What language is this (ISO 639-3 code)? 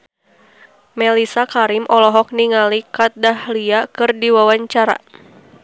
sun